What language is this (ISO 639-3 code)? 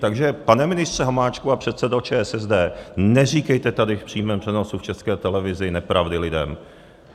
ces